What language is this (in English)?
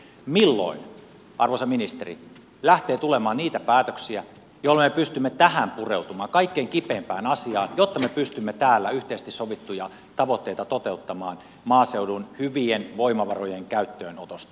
Finnish